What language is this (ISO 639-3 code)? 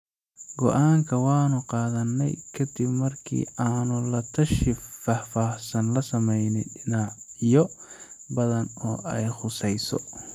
som